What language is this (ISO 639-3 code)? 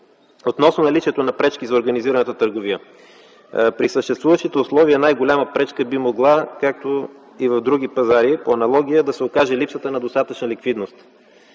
bul